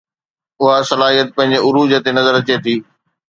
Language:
Sindhi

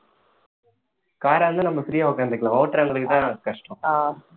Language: Tamil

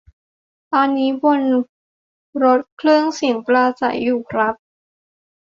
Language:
Thai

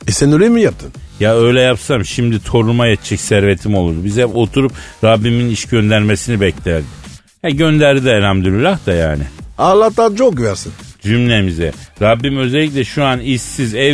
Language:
Turkish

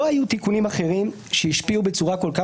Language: Hebrew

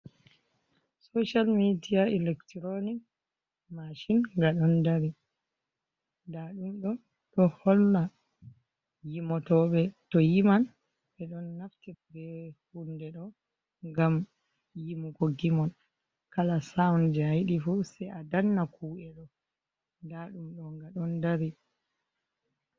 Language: Fula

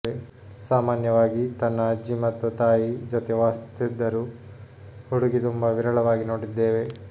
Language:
Kannada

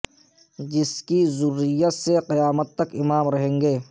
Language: Urdu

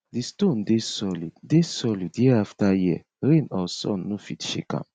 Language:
Nigerian Pidgin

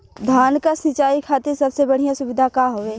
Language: Bhojpuri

